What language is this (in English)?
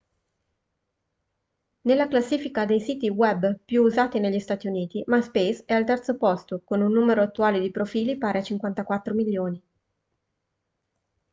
Italian